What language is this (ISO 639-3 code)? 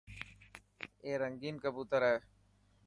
mki